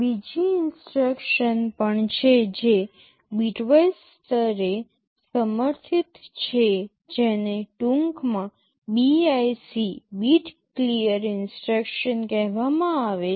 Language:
Gujarati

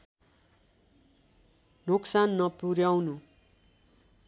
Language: Nepali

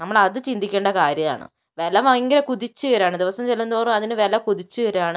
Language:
Malayalam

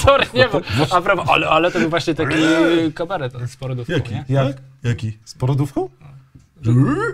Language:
Polish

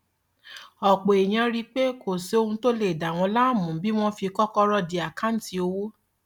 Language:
Yoruba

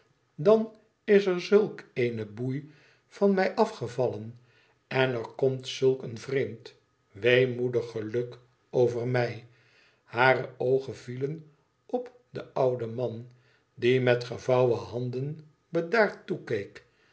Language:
Dutch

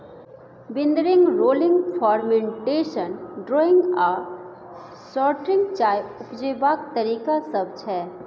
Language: Maithili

